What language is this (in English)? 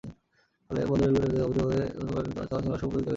Bangla